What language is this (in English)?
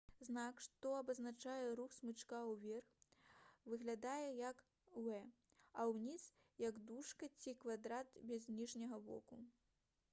Belarusian